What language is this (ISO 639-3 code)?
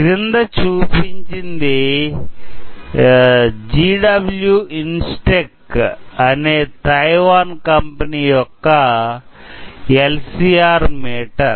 tel